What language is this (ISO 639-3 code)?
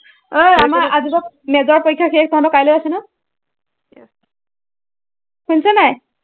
asm